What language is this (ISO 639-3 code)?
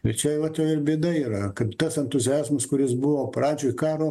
lit